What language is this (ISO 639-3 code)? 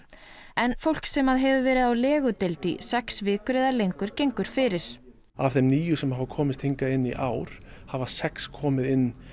isl